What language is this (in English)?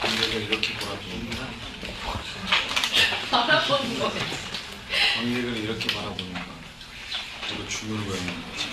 Korean